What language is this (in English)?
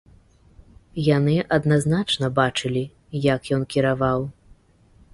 Belarusian